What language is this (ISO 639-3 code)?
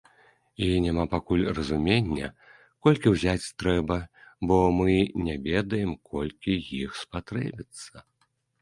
bel